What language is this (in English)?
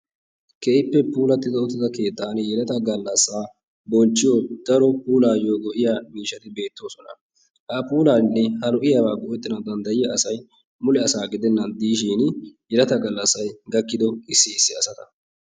Wolaytta